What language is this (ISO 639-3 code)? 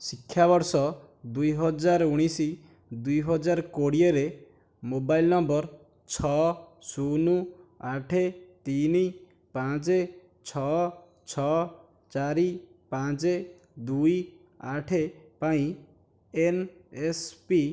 ori